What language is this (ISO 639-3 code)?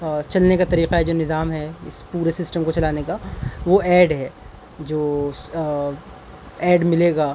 urd